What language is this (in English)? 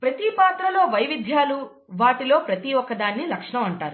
Telugu